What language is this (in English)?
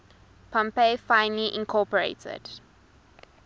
English